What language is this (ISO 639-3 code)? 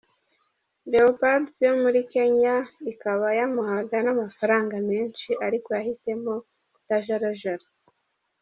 kin